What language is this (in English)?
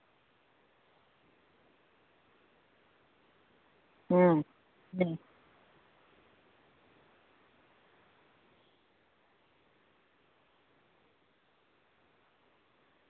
Santali